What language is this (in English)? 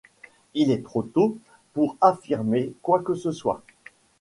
French